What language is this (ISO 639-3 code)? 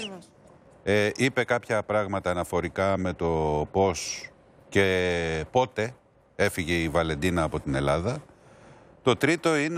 ell